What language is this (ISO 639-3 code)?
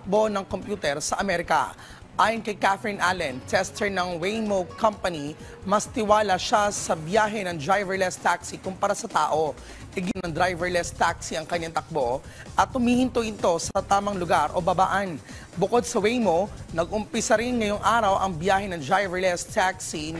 fil